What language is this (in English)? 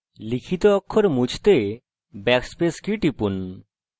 Bangla